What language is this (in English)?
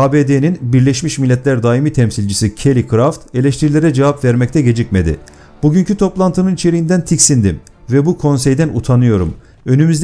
Turkish